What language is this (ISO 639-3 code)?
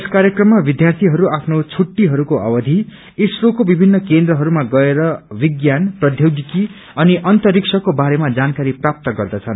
nep